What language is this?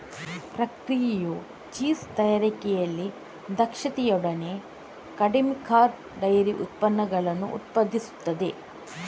Kannada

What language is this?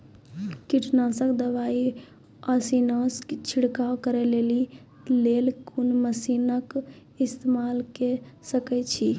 Maithili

